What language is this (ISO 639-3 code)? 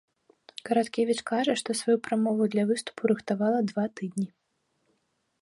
bel